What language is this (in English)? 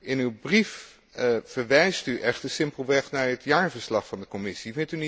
Dutch